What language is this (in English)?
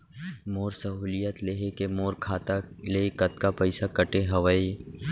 Chhattisgarhi